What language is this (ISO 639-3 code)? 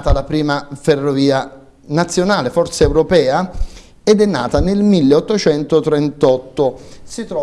ita